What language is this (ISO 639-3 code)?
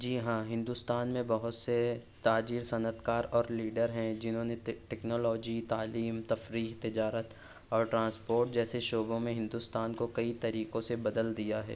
urd